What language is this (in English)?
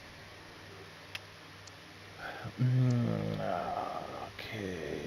German